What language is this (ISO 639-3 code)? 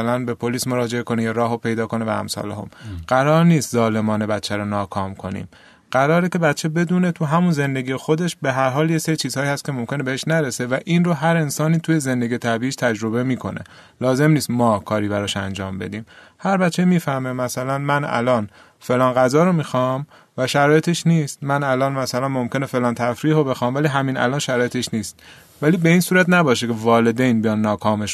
fas